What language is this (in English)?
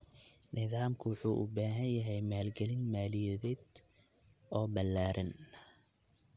Somali